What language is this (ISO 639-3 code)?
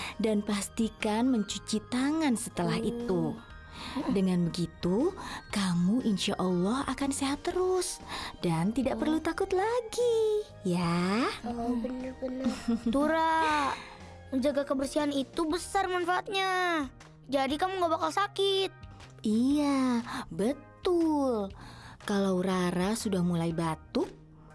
ind